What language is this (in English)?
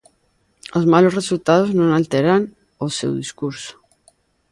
Galician